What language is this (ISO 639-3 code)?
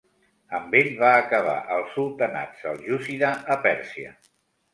cat